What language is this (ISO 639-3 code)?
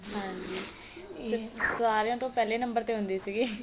pan